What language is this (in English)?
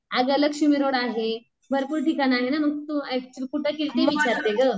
Marathi